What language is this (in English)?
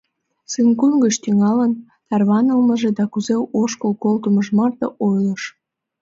Mari